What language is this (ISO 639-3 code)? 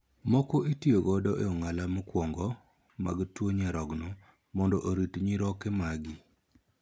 luo